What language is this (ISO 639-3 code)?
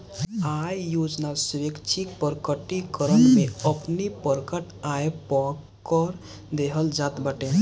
bho